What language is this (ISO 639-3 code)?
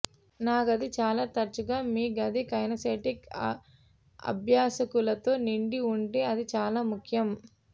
tel